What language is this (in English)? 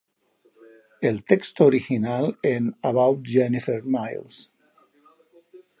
Spanish